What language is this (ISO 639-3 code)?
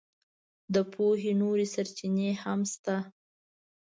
pus